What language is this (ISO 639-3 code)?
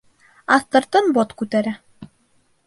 bak